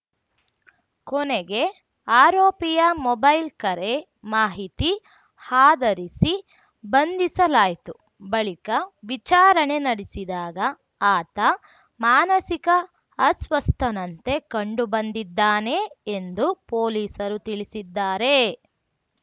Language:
Kannada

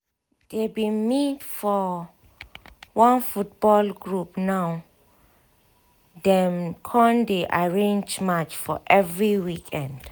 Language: Nigerian Pidgin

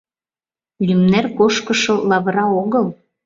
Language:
Mari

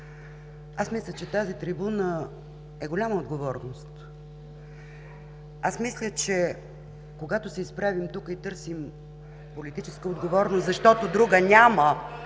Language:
Bulgarian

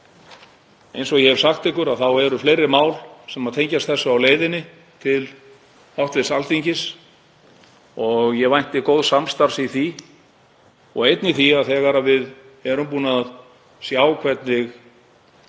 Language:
Icelandic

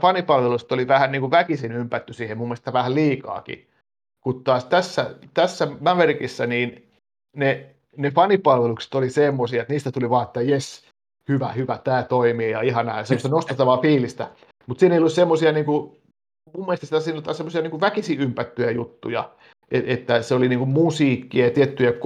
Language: Finnish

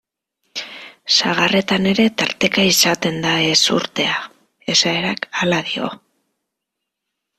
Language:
Basque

